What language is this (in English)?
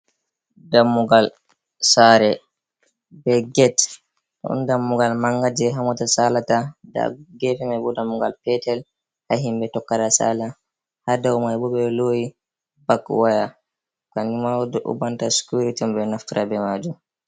Fula